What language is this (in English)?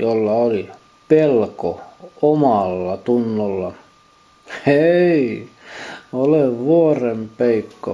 Finnish